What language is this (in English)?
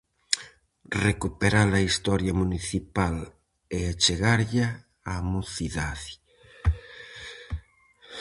Galician